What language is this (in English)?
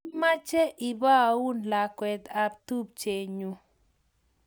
Kalenjin